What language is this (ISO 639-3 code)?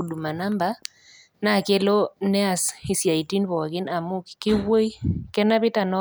mas